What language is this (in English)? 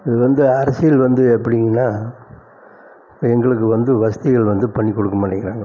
Tamil